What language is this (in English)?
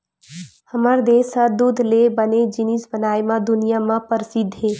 Chhattisgarhi